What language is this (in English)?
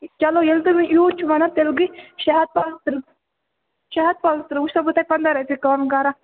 Kashmiri